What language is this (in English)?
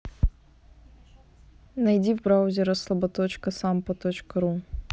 Russian